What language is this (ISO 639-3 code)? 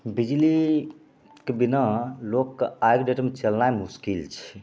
mai